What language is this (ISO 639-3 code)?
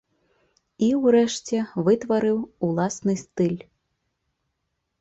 bel